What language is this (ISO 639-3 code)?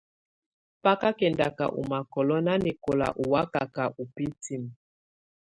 tvu